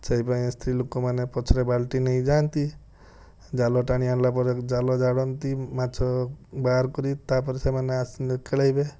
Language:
Odia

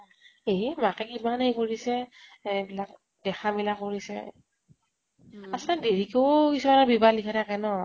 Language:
Assamese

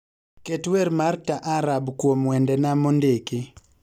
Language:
Luo (Kenya and Tanzania)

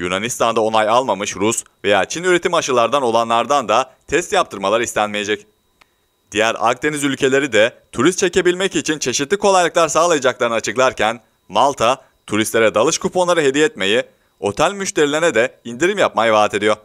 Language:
Turkish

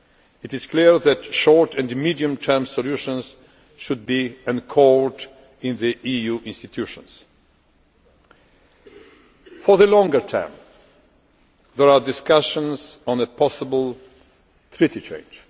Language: English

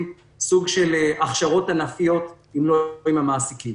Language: Hebrew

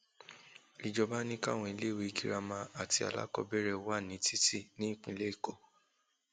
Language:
Yoruba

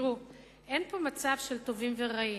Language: Hebrew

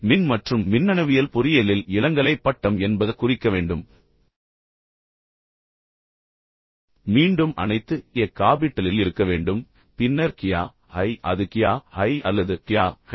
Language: Tamil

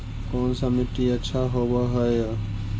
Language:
Magahi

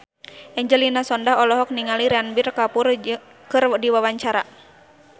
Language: Sundanese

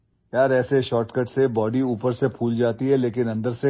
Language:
Assamese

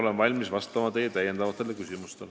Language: Estonian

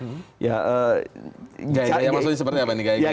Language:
Indonesian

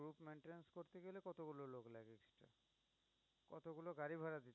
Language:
Bangla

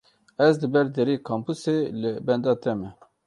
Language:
Kurdish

